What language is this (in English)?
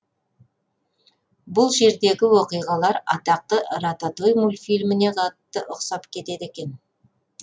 Kazakh